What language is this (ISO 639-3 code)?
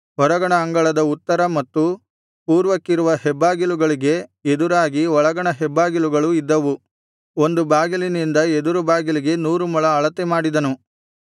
kan